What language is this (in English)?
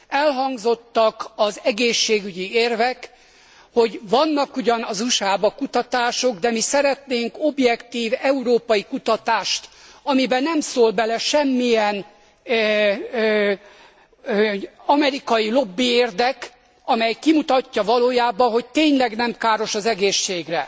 Hungarian